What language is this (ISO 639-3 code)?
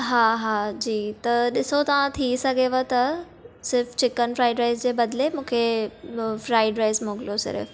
snd